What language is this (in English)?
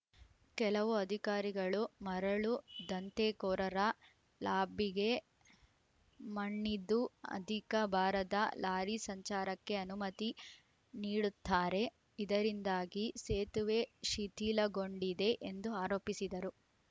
Kannada